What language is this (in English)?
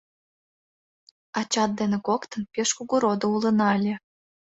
Mari